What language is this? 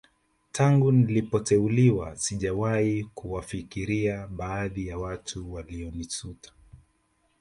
Swahili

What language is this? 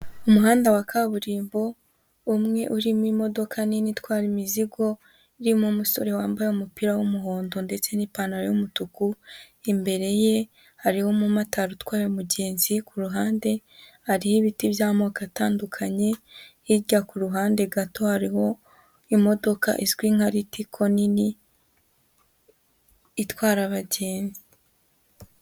Kinyarwanda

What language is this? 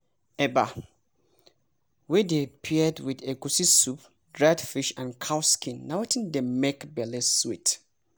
Nigerian Pidgin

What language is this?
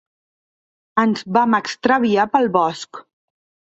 Catalan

